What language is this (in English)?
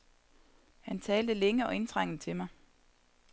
Danish